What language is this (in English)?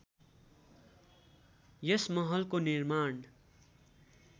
Nepali